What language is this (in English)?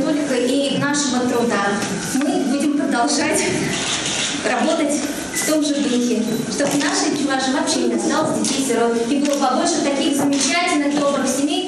Russian